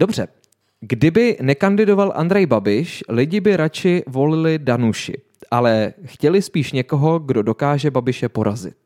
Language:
Czech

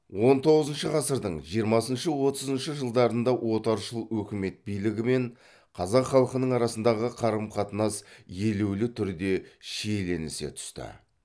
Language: Kazakh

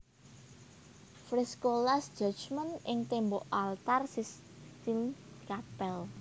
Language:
Javanese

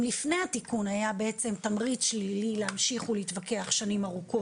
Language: Hebrew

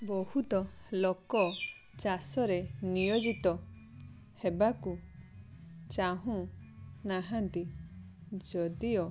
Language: Odia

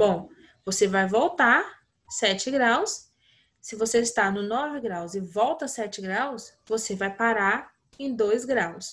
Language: Portuguese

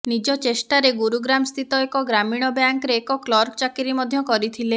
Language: Odia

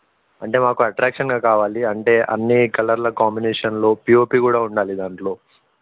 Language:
Telugu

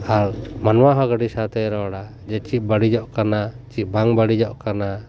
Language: Santali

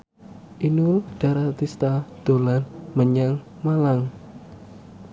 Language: Javanese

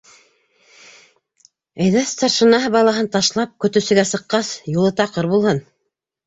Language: Bashkir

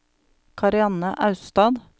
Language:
Norwegian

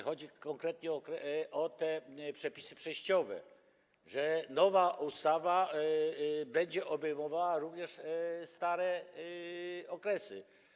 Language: Polish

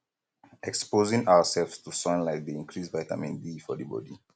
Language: Nigerian Pidgin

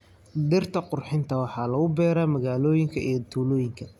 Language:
Somali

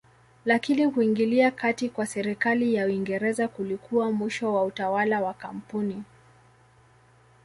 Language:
Swahili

